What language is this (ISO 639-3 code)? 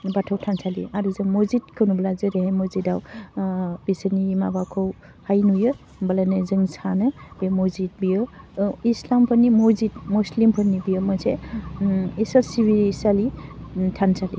brx